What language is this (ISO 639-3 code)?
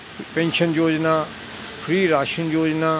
pan